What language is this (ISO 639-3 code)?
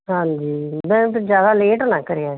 pan